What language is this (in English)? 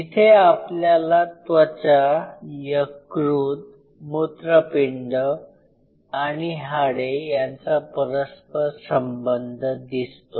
Marathi